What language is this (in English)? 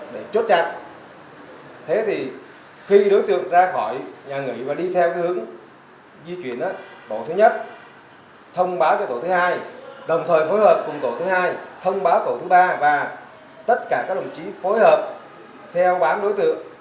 Vietnamese